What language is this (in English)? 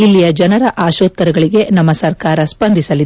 Kannada